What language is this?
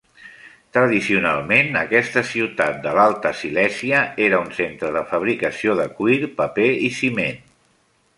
Catalan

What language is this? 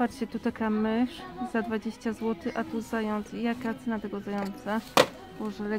Polish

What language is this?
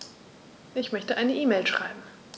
German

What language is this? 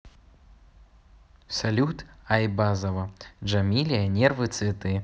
Russian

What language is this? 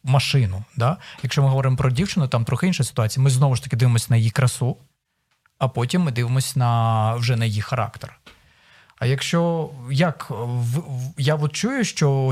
Ukrainian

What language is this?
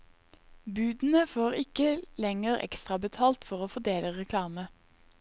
Norwegian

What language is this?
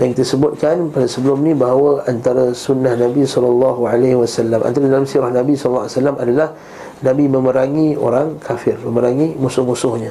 Malay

